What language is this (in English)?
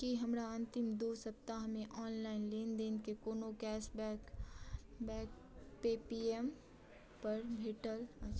Maithili